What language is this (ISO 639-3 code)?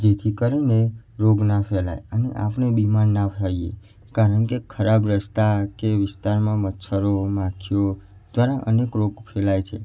guj